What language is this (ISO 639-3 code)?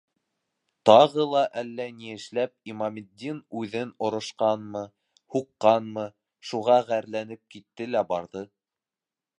bak